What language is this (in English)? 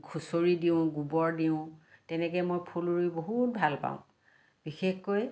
Assamese